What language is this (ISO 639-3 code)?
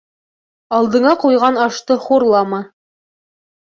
bak